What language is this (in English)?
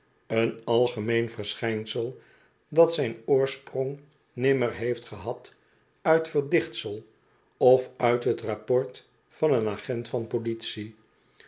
Dutch